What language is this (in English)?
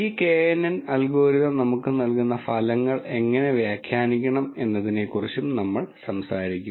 Malayalam